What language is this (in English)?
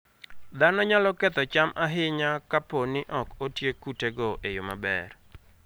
Luo (Kenya and Tanzania)